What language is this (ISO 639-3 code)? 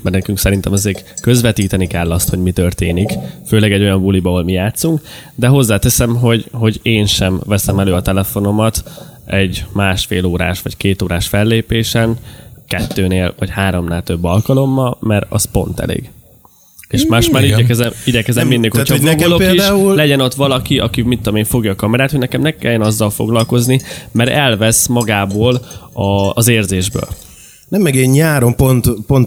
hun